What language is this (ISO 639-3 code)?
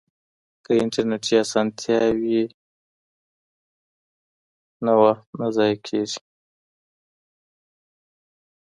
pus